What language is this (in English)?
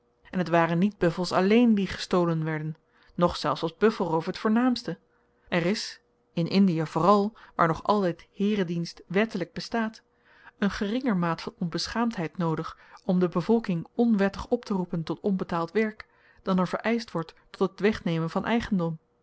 Dutch